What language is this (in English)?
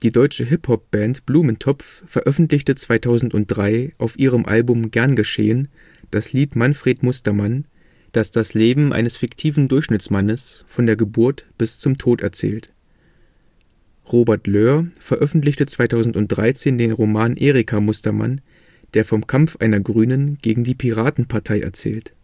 German